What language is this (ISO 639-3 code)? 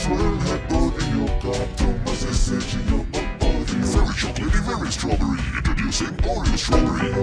eng